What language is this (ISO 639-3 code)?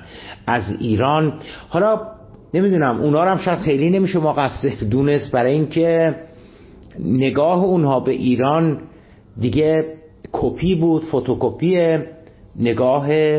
fas